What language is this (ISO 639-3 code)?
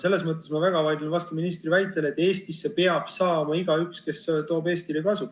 est